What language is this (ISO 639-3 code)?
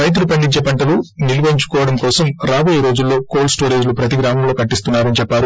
tel